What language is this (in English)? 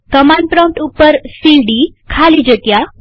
Gujarati